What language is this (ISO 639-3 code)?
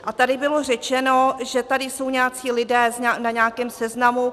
ces